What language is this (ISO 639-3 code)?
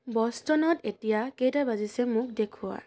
asm